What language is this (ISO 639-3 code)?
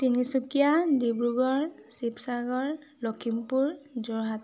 asm